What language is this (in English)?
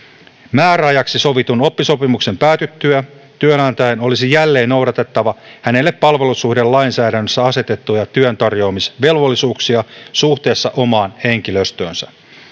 Finnish